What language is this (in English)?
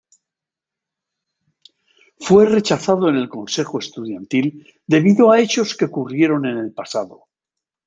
Spanish